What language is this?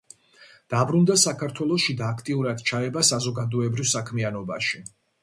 Georgian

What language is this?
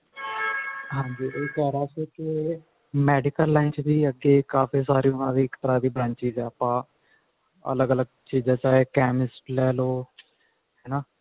Punjabi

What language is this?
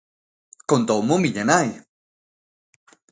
Galician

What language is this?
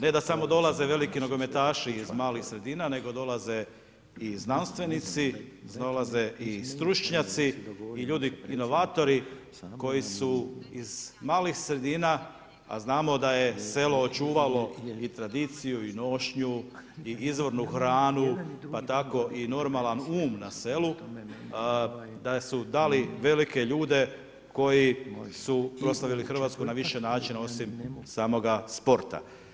Croatian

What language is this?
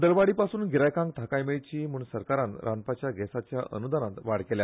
Konkani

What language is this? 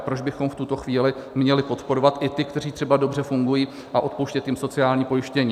Czech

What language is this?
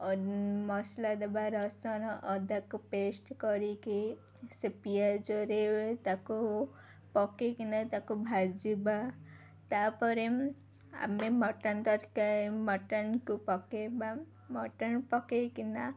Odia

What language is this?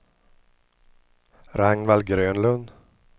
Swedish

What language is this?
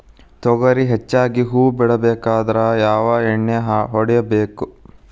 Kannada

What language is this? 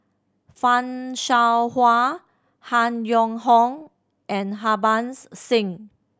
English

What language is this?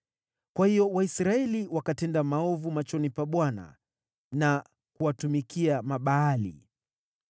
Swahili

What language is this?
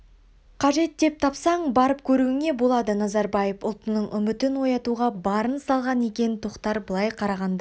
Kazakh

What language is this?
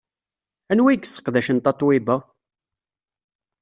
Kabyle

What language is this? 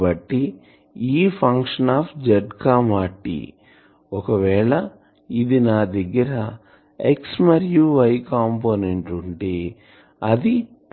Telugu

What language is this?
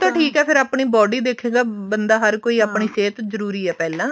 Punjabi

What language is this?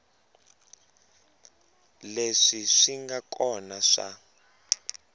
Tsonga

